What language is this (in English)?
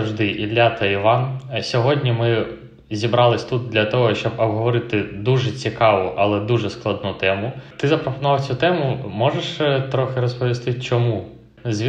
Ukrainian